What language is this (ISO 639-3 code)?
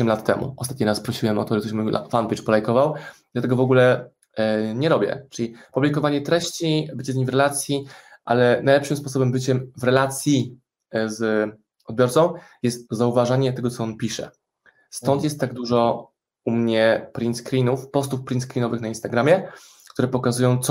pol